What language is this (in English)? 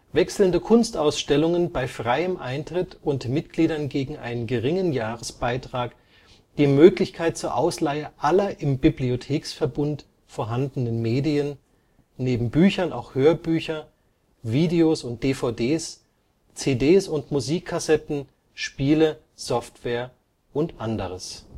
German